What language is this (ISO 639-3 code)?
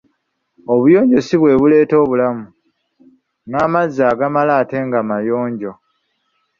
lug